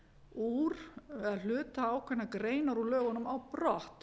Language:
Icelandic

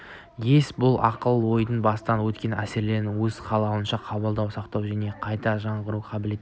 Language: Kazakh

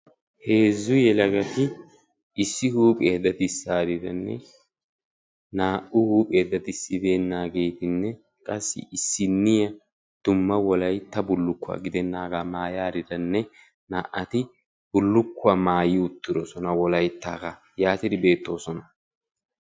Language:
Wolaytta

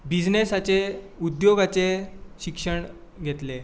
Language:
Konkani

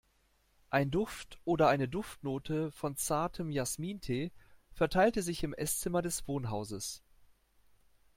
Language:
German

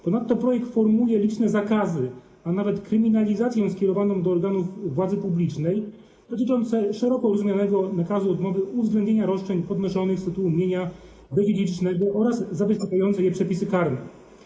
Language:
Polish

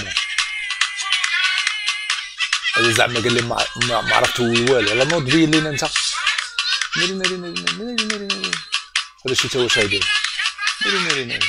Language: Arabic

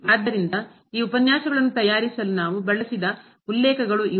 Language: Kannada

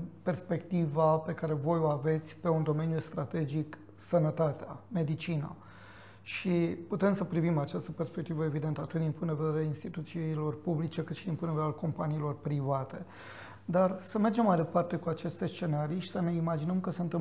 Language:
Romanian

